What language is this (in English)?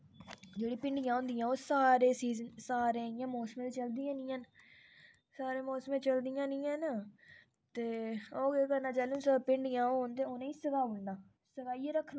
Dogri